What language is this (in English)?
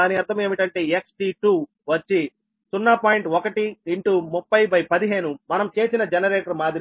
Telugu